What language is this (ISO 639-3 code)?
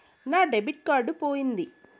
tel